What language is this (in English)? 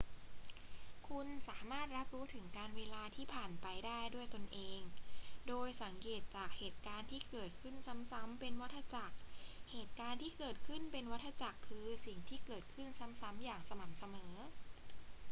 Thai